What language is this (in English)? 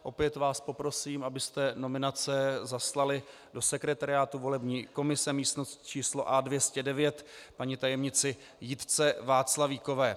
Czech